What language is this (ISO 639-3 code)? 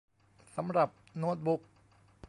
tha